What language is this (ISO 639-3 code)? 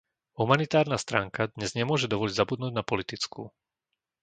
slk